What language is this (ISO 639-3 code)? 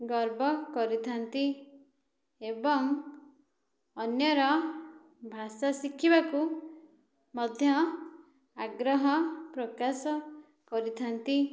ori